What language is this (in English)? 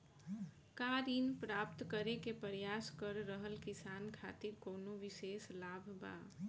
Bhojpuri